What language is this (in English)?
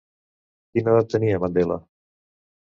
Catalan